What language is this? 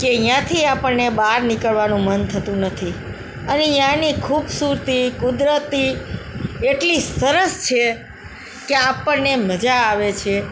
Gujarati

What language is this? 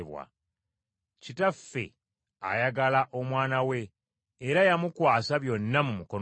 Ganda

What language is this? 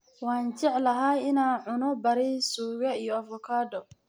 Somali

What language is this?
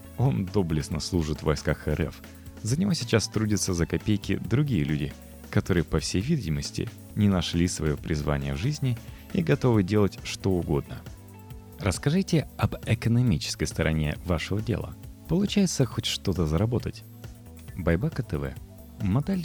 Russian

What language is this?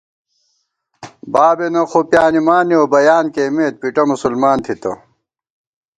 Gawar-Bati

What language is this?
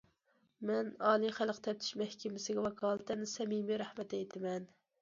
Uyghur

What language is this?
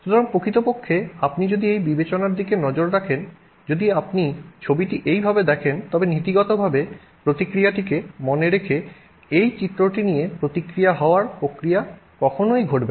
Bangla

